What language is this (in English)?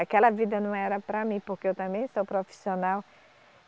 Portuguese